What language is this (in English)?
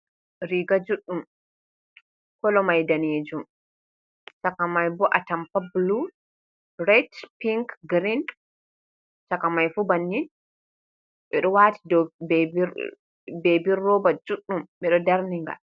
Fula